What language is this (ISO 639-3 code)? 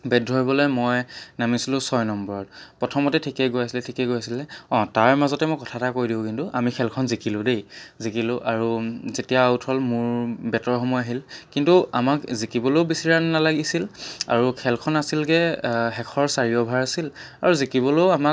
asm